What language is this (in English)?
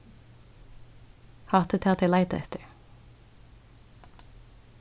Faroese